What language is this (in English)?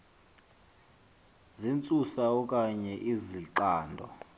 Xhosa